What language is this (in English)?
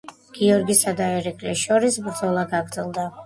Georgian